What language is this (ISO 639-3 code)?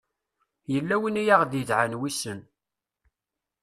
kab